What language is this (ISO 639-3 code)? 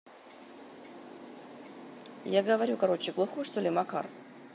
rus